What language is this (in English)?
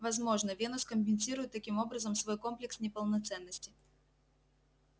Russian